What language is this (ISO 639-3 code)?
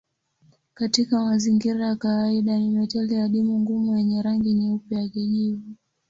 swa